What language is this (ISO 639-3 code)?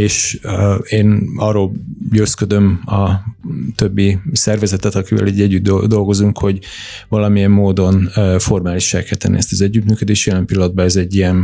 hun